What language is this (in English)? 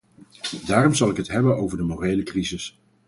Dutch